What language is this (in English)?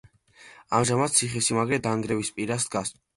Georgian